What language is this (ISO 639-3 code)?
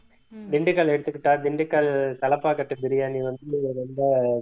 tam